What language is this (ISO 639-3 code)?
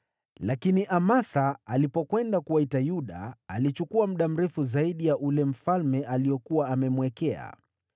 swa